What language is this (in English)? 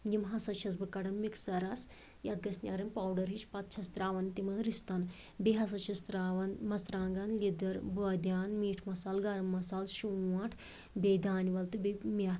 Kashmiri